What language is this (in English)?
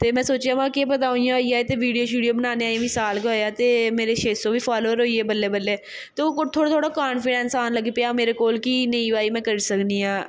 Dogri